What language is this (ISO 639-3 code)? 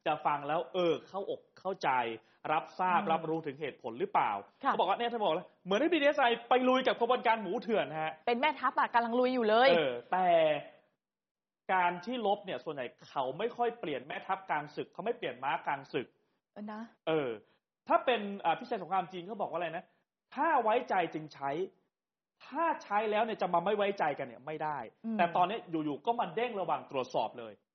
tha